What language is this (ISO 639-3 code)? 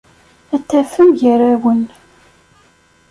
kab